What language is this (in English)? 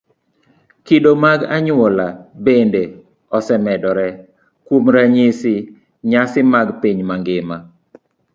Luo (Kenya and Tanzania)